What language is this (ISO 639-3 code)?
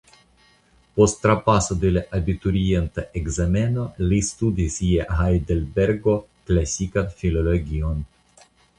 epo